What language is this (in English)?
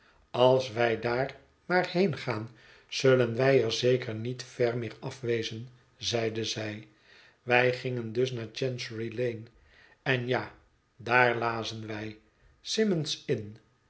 Dutch